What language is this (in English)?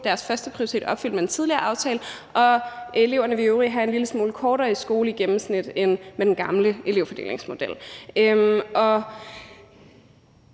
Danish